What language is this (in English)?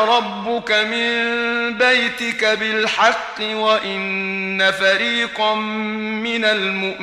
Arabic